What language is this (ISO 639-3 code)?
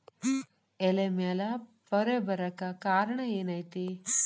kan